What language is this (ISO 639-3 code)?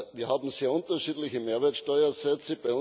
deu